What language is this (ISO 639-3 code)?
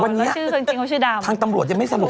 tha